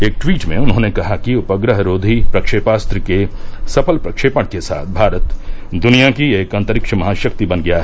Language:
Hindi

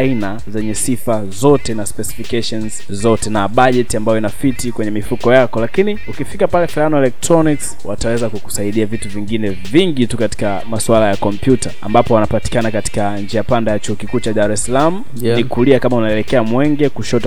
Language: Swahili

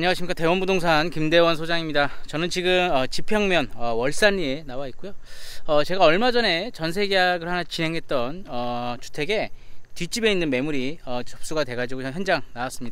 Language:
Korean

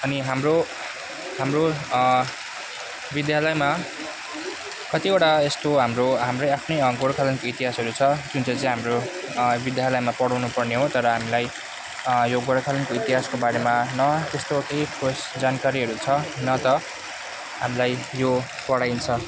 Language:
Nepali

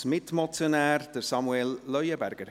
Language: Swiss German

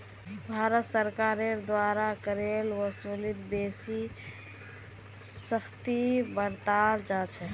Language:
Magahi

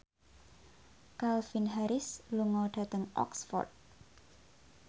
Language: Javanese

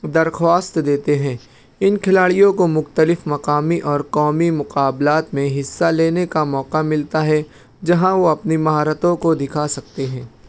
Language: Urdu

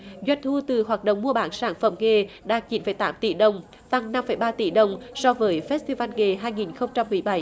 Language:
Vietnamese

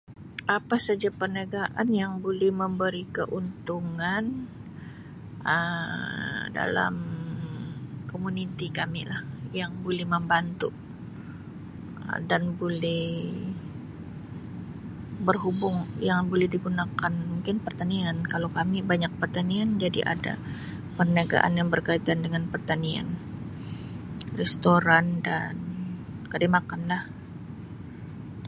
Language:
Sabah Malay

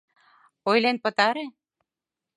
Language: Mari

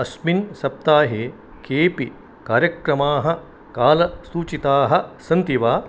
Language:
Sanskrit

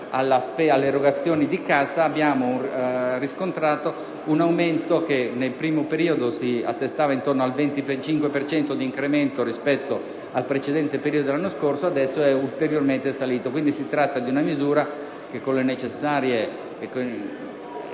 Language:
Italian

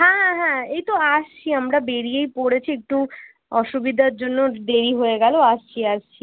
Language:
Bangla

